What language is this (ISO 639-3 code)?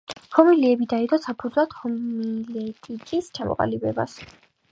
kat